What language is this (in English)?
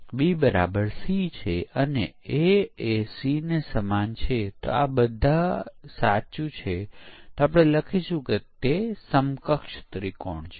Gujarati